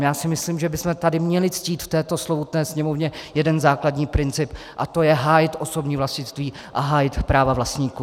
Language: Czech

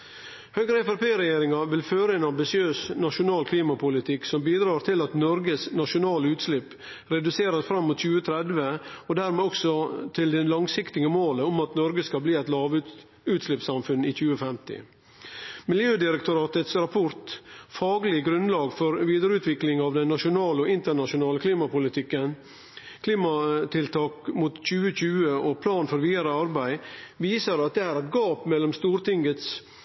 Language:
Norwegian Nynorsk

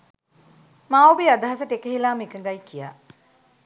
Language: Sinhala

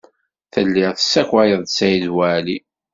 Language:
Kabyle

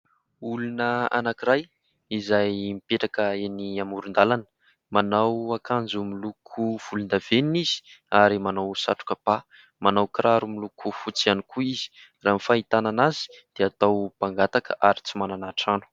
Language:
Malagasy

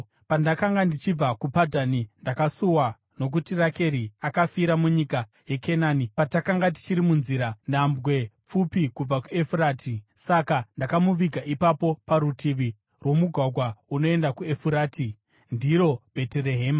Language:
Shona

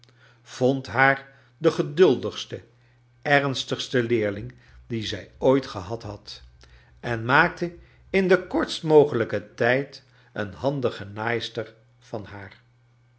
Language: Dutch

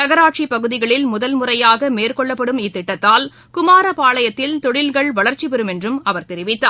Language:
Tamil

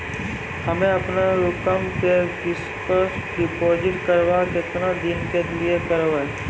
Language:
Maithili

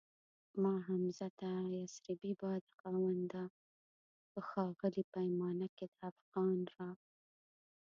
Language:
Pashto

